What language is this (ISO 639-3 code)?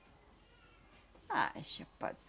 por